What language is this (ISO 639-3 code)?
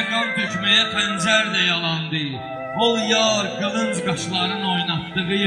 tur